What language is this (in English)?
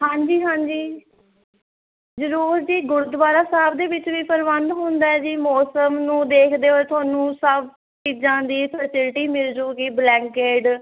Punjabi